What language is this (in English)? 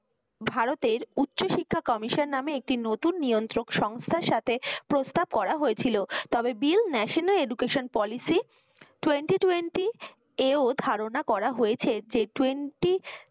Bangla